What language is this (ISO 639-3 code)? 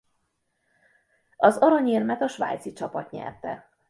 hun